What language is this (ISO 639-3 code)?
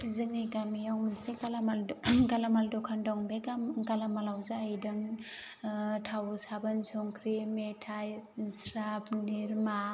brx